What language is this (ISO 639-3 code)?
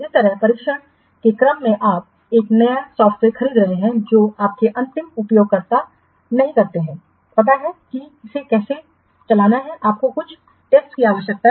hin